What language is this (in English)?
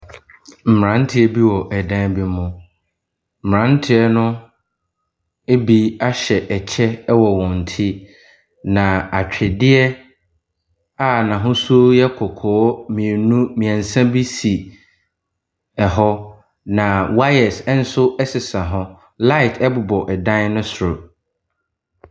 Akan